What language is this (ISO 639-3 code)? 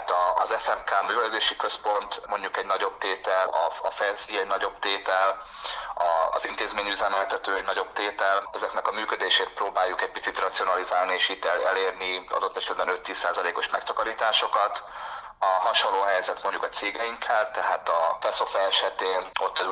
hun